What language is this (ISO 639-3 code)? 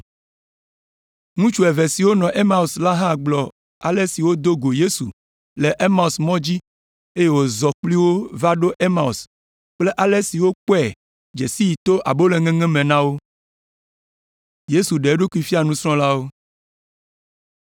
ewe